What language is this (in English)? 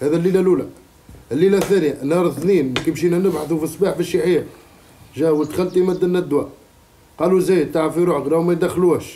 Arabic